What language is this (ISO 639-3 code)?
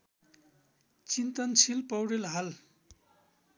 nep